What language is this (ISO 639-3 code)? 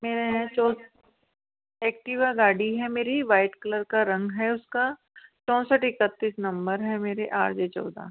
hin